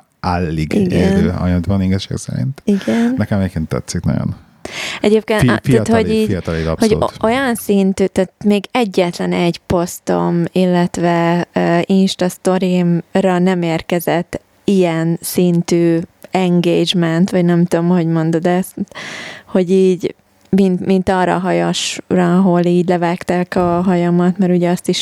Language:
Hungarian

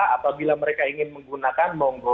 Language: Indonesian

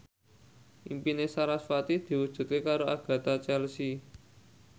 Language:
Javanese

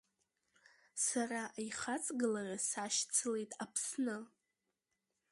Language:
Abkhazian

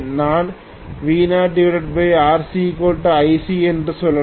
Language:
Tamil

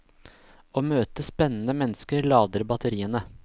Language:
Norwegian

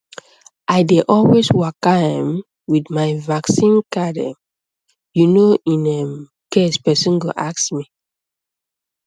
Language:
Nigerian Pidgin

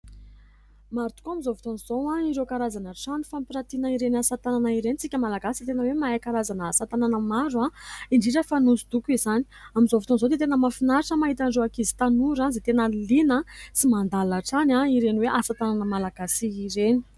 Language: Malagasy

